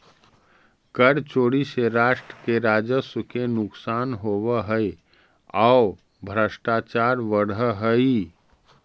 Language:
Magahi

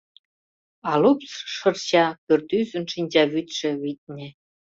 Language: Mari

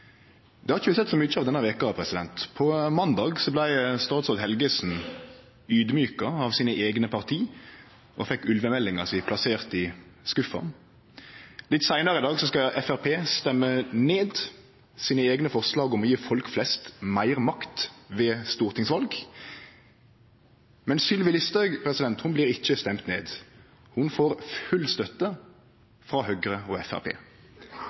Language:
Norwegian Nynorsk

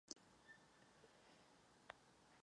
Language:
Czech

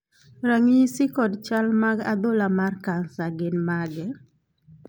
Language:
Luo (Kenya and Tanzania)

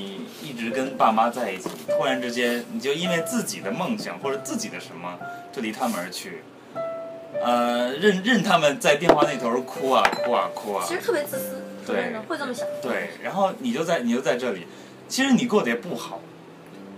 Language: Chinese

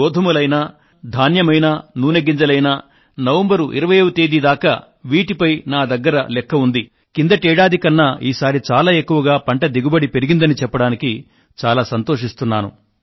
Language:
Telugu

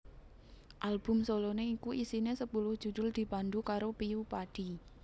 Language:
Javanese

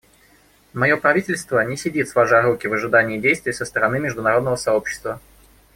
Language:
Russian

